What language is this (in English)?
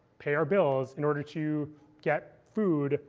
English